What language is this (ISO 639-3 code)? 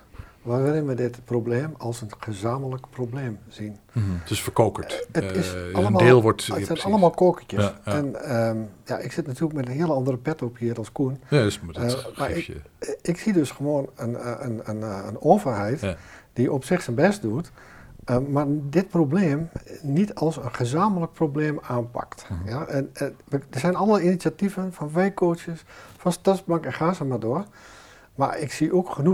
nld